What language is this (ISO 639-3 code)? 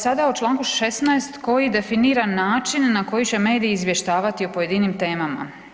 hrv